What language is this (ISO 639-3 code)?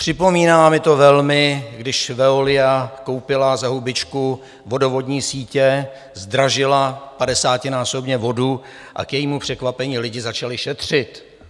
ces